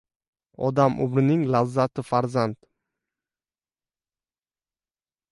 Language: Uzbek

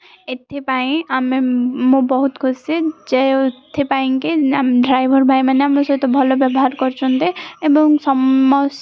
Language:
Odia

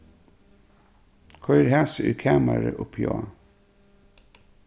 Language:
Faroese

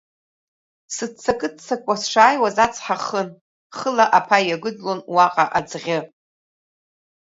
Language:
Abkhazian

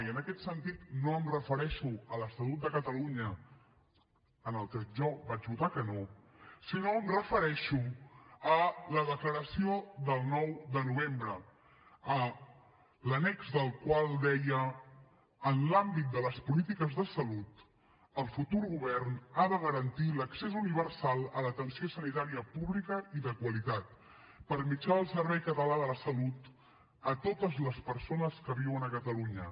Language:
Catalan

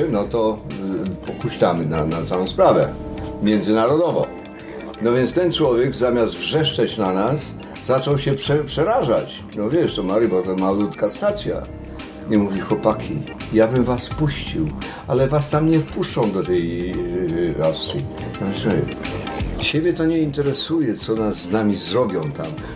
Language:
Polish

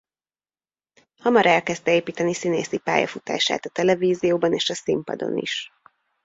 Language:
Hungarian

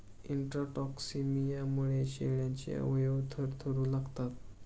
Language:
Marathi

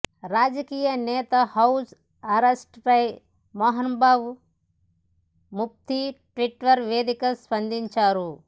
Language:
Telugu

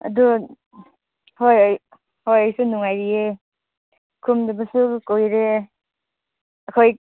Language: Manipuri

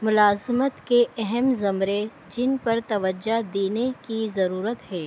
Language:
Urdu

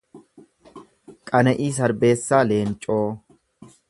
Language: Oromo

